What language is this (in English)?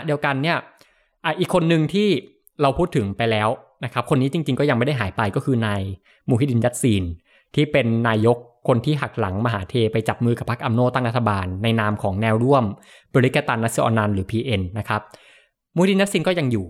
Thai